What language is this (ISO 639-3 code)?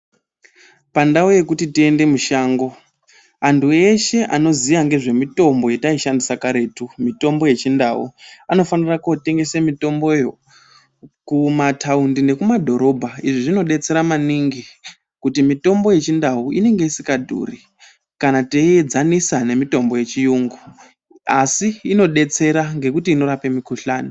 ndc